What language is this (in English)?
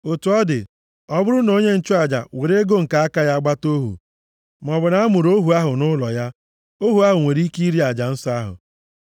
Igbo